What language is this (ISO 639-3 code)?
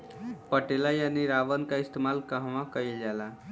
bho